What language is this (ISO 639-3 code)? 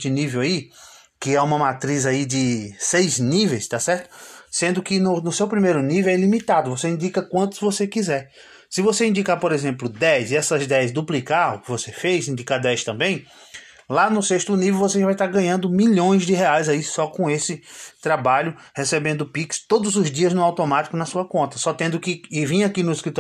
por